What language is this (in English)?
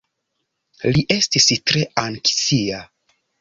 Esperanto